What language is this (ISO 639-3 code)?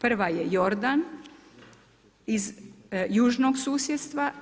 hrv